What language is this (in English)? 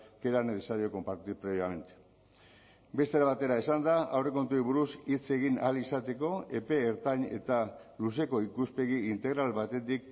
Basque